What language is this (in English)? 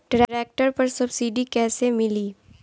Bhojpuri